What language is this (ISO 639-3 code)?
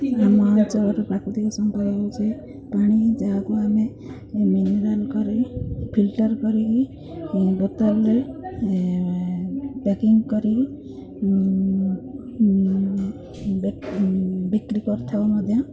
ori